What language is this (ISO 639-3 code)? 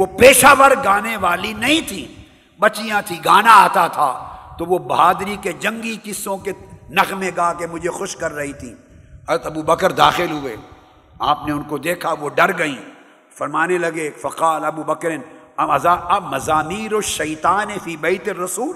urd